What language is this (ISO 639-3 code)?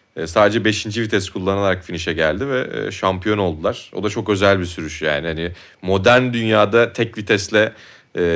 tur